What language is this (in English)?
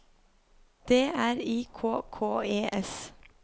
Norwegian